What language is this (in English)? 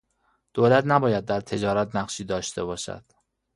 Persian